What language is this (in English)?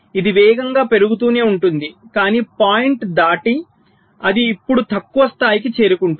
Telugu